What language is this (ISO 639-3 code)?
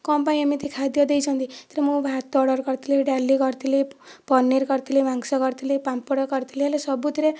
ori